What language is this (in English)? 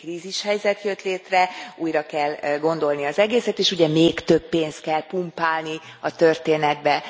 Hungarian